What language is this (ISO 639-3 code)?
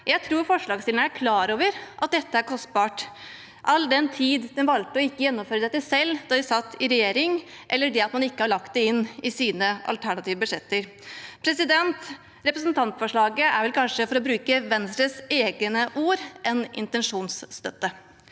nor